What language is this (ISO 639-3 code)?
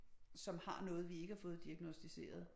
dan